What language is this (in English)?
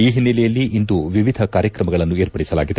Kannada